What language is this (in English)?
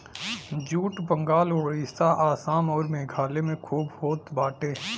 Bhojpuri